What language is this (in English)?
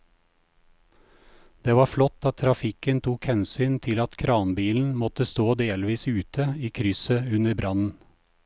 Norwegian